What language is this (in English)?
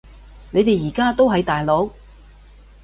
Cantonese